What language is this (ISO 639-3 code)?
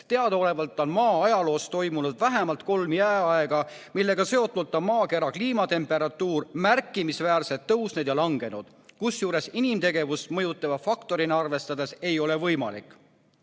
est